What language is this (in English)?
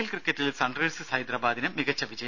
Malayalam